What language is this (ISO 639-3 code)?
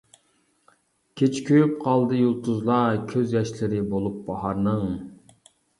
uig